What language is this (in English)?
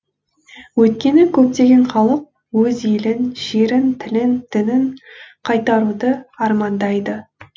Kazakh